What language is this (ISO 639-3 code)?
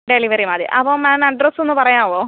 mal